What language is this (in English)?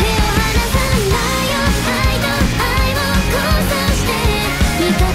Japanese